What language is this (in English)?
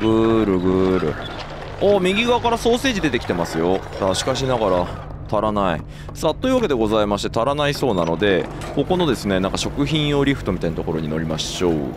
Japanese